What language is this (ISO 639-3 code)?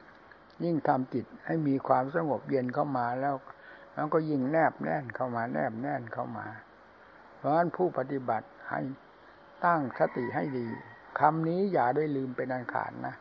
tha